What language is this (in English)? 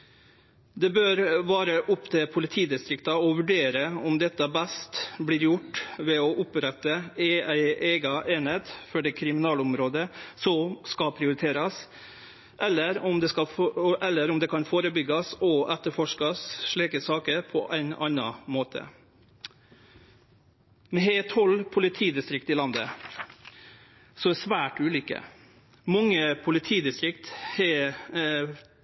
Norwegian Nynorsk